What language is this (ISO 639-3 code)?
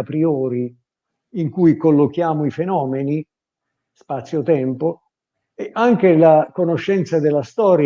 ita